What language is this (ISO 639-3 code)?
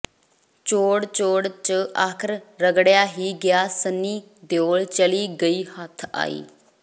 pan